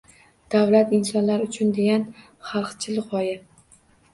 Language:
Uzbek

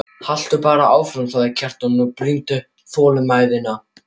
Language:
Icelandic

